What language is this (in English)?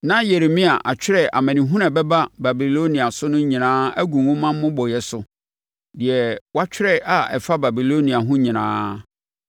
Akan